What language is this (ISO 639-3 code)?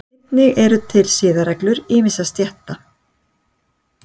isl